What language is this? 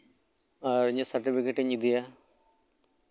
Santali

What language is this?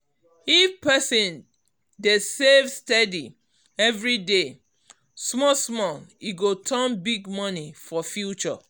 Nigerian Pidgin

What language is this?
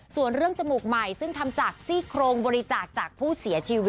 Thai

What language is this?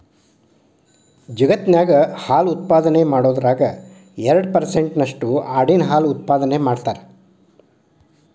Kannada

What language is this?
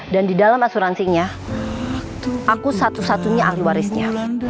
Indonesian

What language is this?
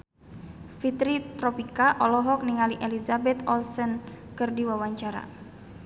Sundanese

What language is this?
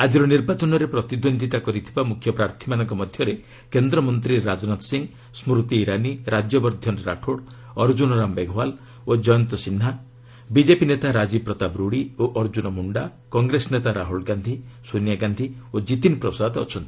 Odia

